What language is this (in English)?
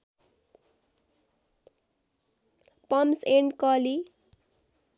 Nepali